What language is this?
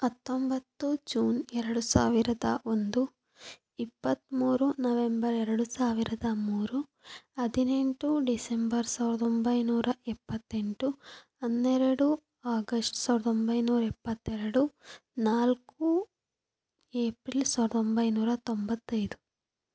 Kannada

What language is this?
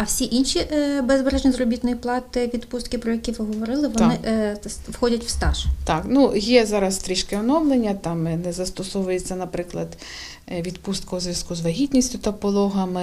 Ukrainian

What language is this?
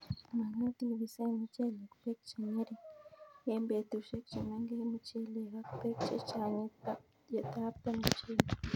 Kalenjin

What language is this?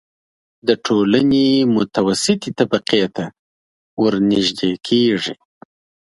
Pashto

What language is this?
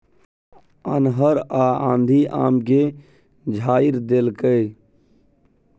Maithili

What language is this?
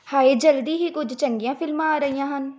Punjabi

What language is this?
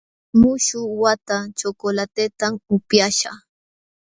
Jauja Wanca Quechua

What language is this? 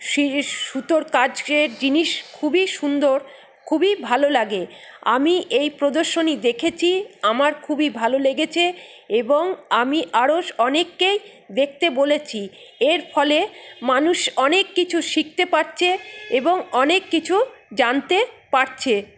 Bangla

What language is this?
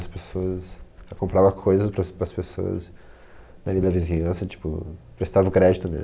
Portuguese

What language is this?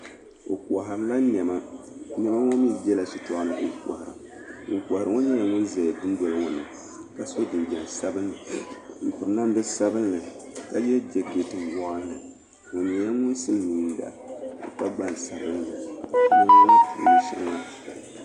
Dagbani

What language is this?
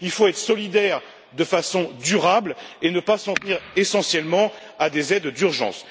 French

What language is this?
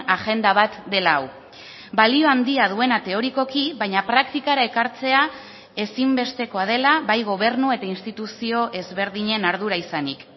Basque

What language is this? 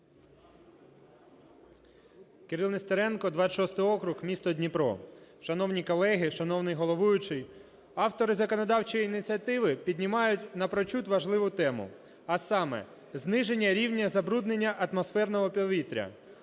Ukrainian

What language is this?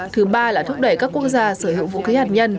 Vietnamese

